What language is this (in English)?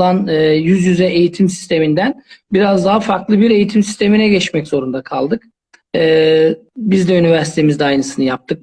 Turkish